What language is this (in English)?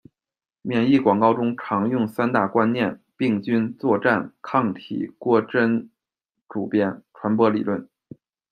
Chinese